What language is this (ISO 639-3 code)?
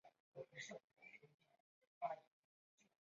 zho